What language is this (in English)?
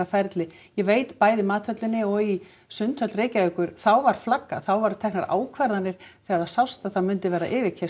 Icelandic